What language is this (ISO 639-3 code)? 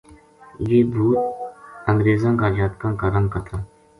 gju